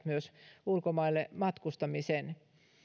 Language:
Finnish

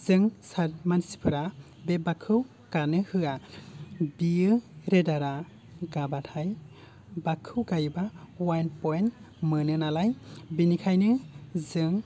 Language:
Bodo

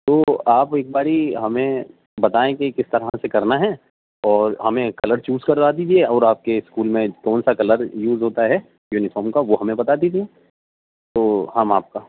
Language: Urdu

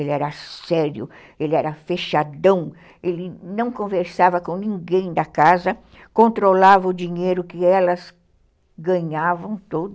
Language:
Portuguese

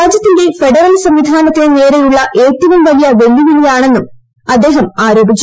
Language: Malayalam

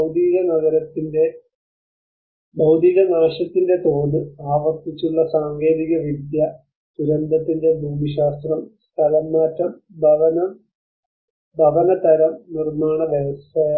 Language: Malayalam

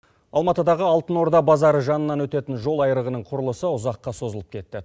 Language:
Kazakh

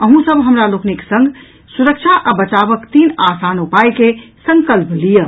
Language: Maithili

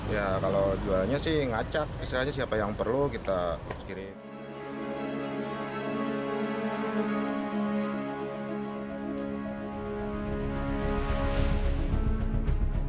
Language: Indonesian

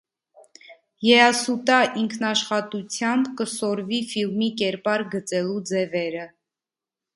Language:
Armenian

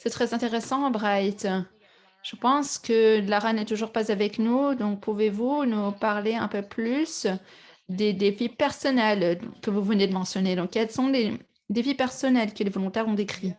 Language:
French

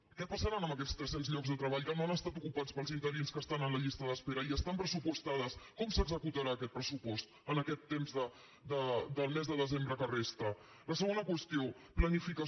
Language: Catalan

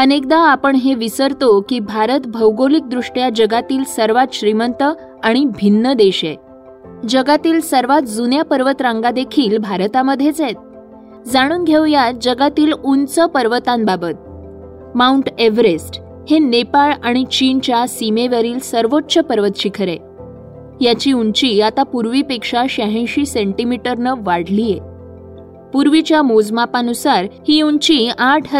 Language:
Marathi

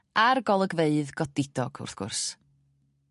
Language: Welsh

